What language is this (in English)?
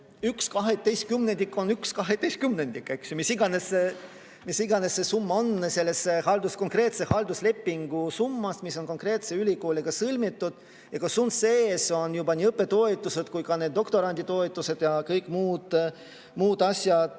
Estonian